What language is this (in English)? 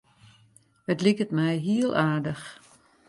Western Frisian